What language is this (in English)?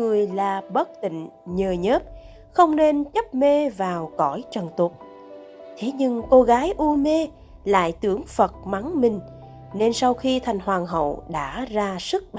Vietnamese